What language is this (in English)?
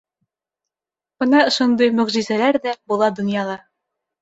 Bashkir